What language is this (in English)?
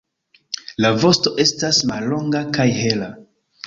Esperanto